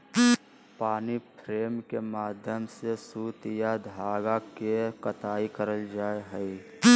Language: Magahi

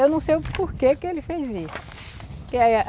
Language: Portuguese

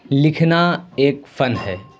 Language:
Urdu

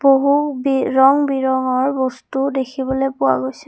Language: Assamese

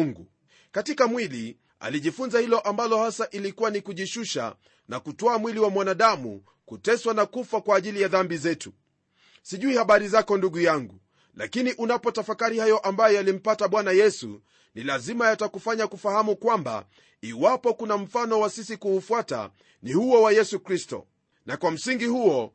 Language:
Swahili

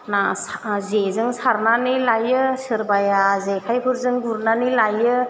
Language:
Bodo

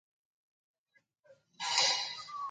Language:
Arabic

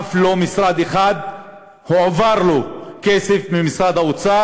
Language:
Hebrew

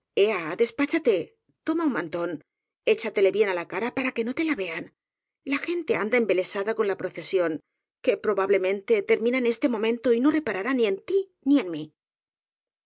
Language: Spanish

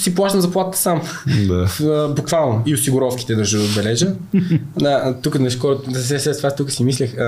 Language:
Bulgarian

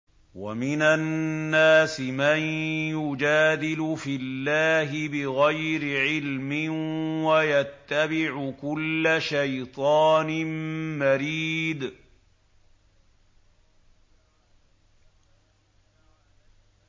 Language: Arabic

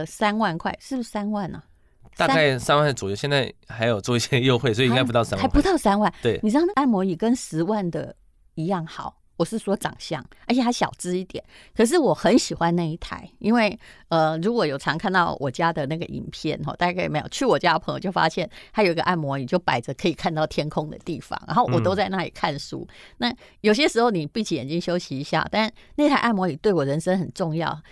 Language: Chinese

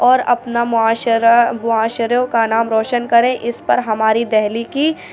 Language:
Urdu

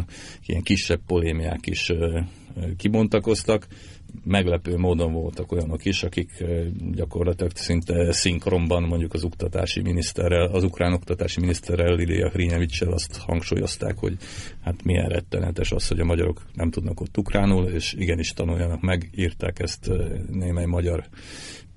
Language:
Hungarian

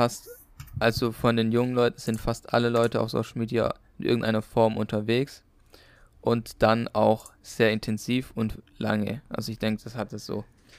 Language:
German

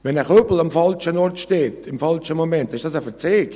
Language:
Swiss German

